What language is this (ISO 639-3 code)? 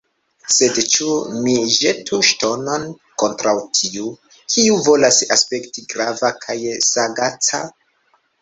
epo